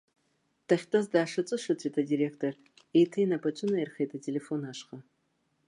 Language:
Abkhazian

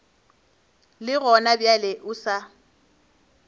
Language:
Northern Sotho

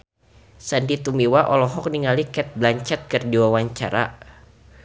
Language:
Sundanese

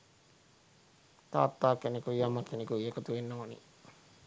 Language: Sinhala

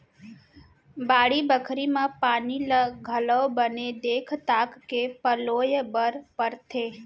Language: Chhattisgarhi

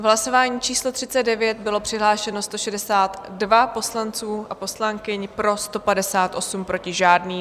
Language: Czech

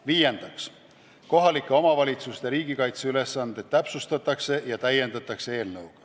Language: Estonian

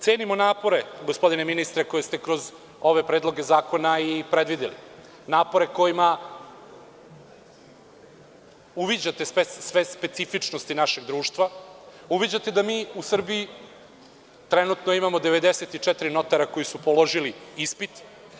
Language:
Serbian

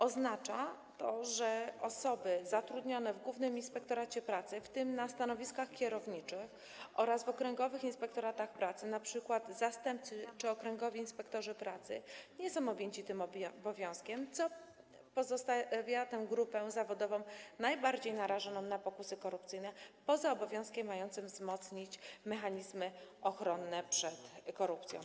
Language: Polish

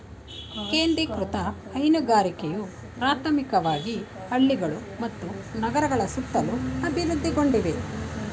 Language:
Kannada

